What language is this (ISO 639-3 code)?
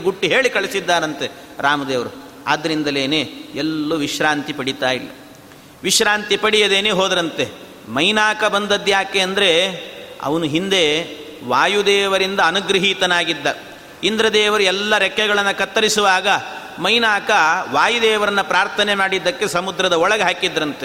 kan